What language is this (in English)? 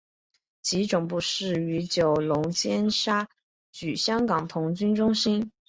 Chinese